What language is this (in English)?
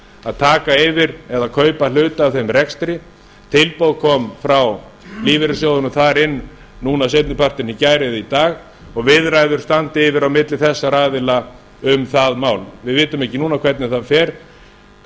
Icelandic